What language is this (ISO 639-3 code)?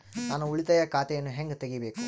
kan